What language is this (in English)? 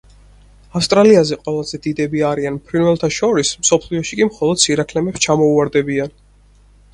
Georgian